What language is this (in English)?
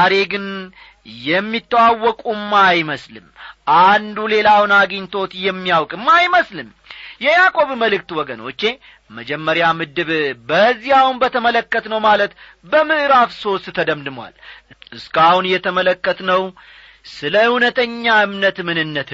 Amharic